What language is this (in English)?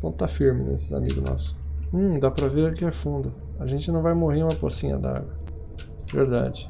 Portuguese